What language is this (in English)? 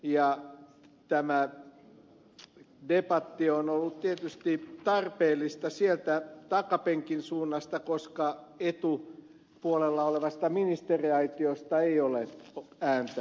Finnish